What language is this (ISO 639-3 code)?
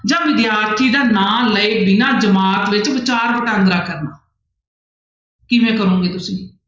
pan